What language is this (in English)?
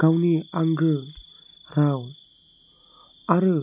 Bodo